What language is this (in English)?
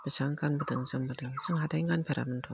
Bodo